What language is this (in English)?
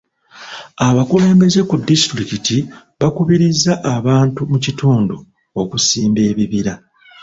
Ganda